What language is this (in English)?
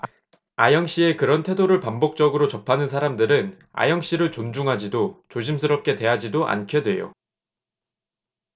Korean